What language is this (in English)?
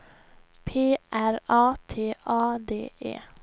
Swedish